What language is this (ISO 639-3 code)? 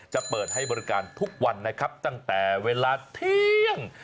tha